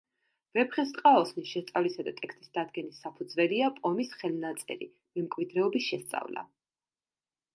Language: Georgian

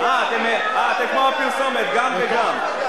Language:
Hebrew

